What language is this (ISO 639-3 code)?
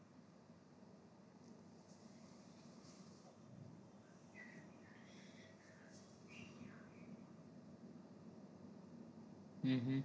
guj